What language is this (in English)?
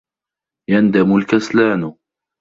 Arabic